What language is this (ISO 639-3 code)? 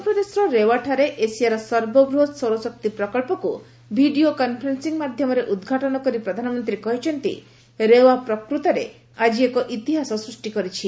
ori